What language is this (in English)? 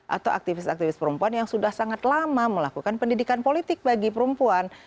Indonesian